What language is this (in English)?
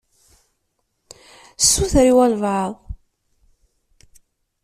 Kabyle